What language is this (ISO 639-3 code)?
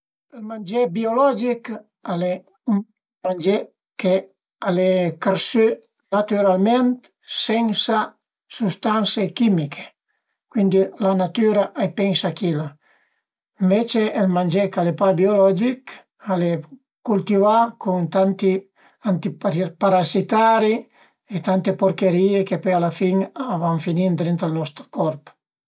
pms